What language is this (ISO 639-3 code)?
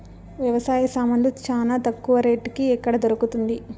tel